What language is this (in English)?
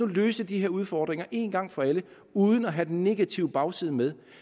Danish